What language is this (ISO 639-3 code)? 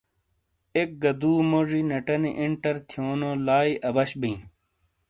scl